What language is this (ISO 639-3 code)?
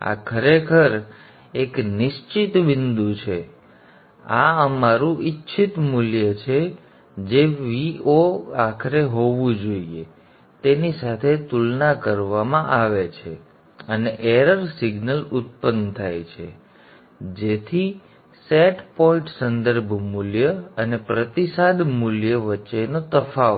guj